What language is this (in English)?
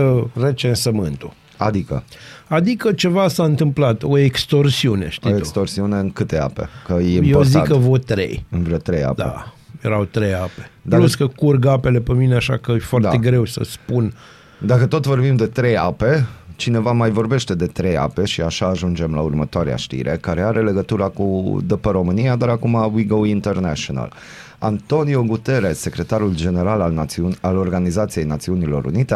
Romanian